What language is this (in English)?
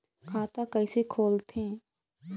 Chhattisgarhi